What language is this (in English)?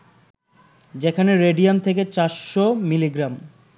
Bangla